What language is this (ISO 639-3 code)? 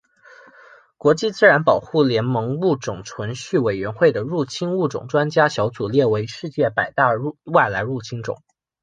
zho